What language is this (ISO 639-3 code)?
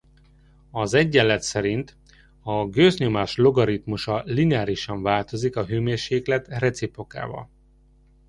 hun